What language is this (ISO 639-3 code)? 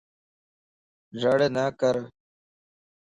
lss